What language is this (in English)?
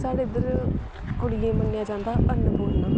Dogri